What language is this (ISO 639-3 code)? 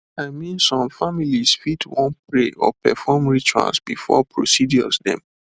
pcm